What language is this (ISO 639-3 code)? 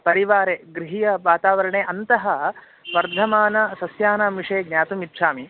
san